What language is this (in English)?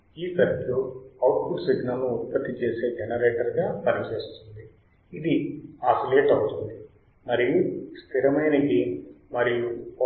Telugu